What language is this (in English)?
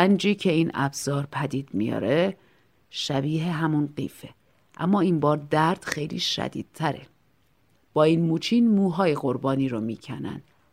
Persian